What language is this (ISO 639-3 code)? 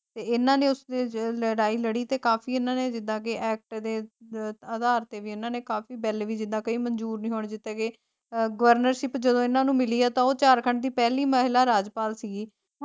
pan